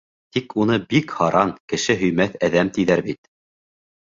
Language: Bashkir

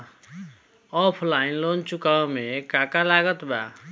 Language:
Bhojpuri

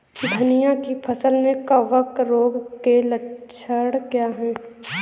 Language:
Hindi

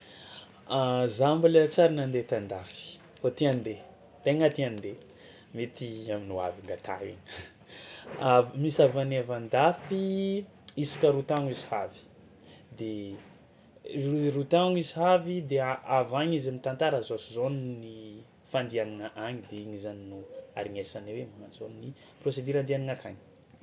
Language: Tsimihety Malagasy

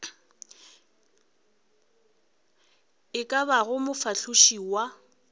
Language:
Northern Sotho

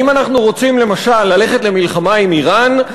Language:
Hebrew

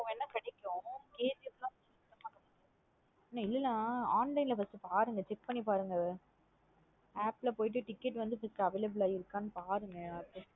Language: Tamil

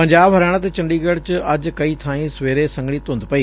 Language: Punjabi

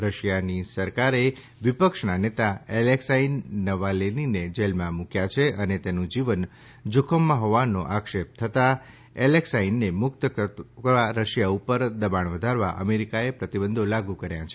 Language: Gujarati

